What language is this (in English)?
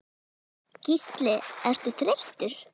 Icelandic